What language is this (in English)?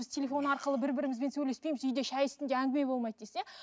Kazakh